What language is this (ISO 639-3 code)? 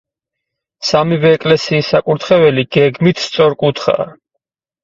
kat